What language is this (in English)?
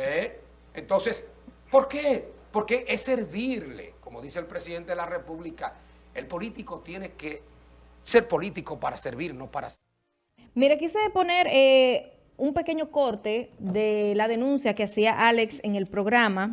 Spanish